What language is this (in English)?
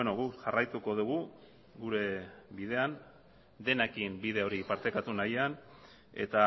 Basque